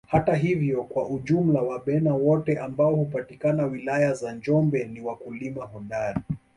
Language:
Swahili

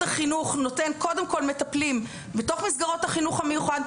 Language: Hebrew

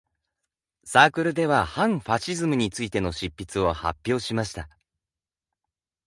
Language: Japanese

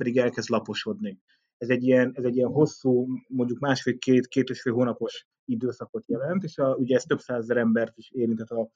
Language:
Hungarian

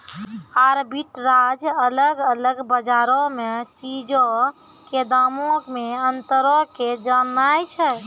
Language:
Maithili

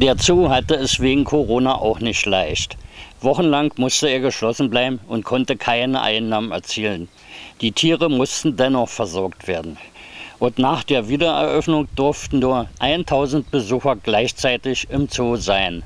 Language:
German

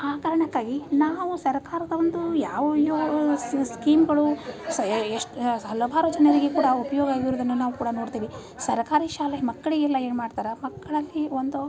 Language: Kannada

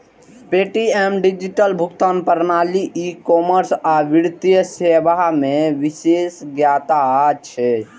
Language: Maithili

